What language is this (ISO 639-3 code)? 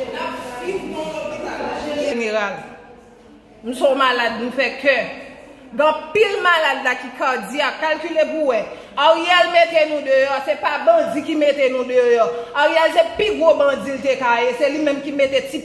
fra